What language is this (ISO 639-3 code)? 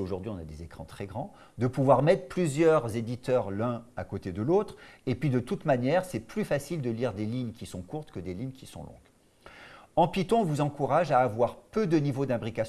fra